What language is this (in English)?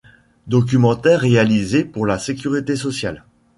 French